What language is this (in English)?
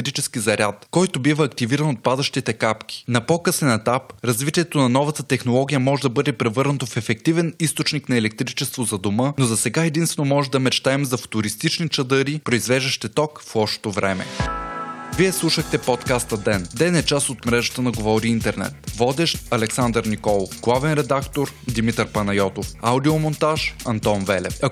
Bulgarian